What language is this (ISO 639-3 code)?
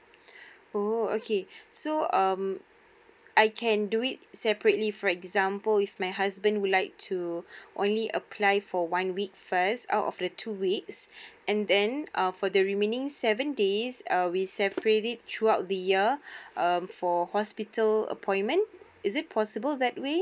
eng